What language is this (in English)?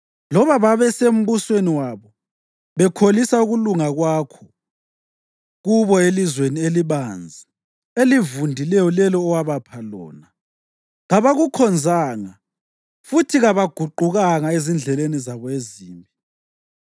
North Ndebele